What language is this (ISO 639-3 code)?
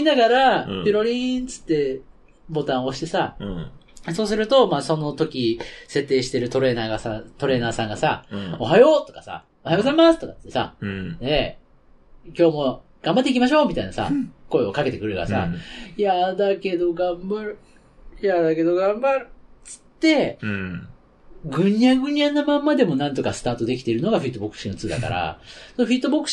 jpn